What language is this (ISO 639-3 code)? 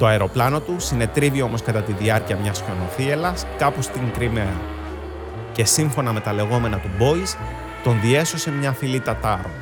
ell